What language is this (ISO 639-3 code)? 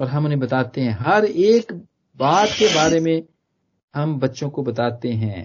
hin